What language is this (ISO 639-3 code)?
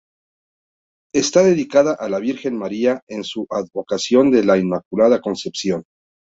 spa